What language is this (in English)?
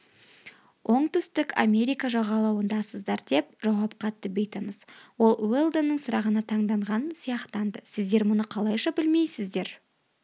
Kazakh